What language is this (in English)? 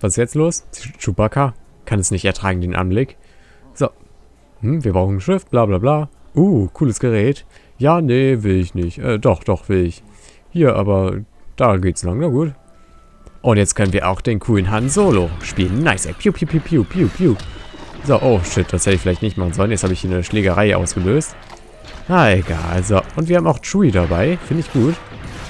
German